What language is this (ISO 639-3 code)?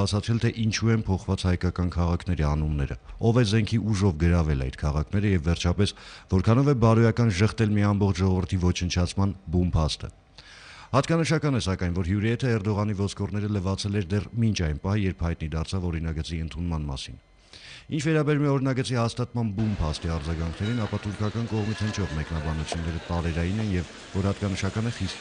ron